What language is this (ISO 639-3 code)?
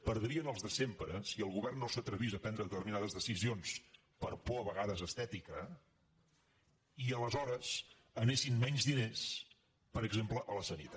cat